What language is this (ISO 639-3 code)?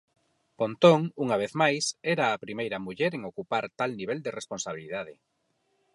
glg